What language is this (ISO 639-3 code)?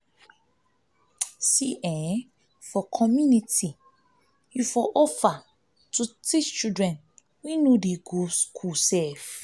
pcm